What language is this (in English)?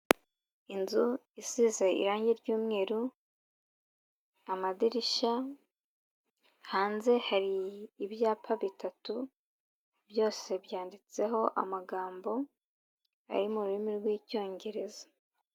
Kinyarwanda